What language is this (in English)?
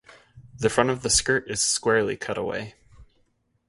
English